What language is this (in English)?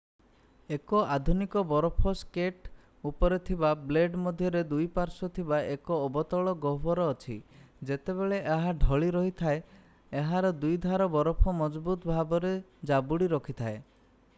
Odia